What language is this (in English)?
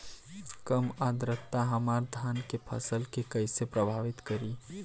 Bhojpuri